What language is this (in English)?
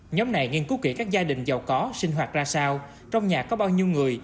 Vietnamese